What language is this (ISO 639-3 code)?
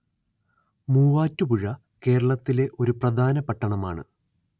mal